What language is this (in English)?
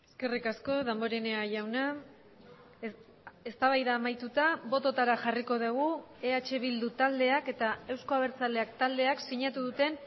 Basque